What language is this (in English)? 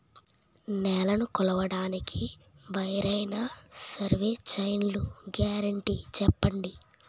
Telugu